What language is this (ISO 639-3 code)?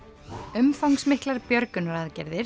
isl